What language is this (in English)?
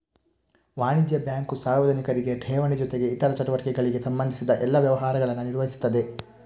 Kannada